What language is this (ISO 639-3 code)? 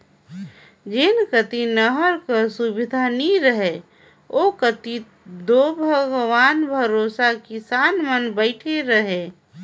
hne